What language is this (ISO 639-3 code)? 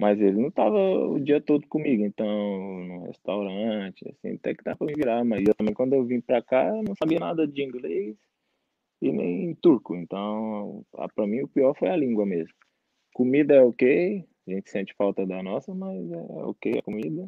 por